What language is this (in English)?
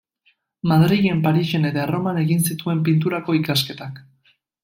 Basque